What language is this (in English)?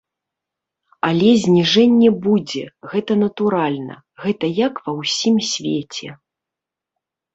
Belarusian